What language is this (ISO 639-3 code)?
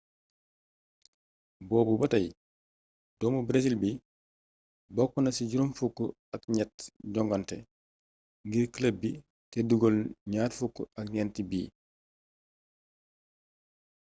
wol